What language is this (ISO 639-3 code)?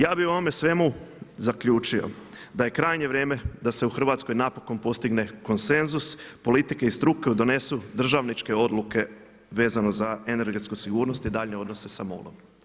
hrv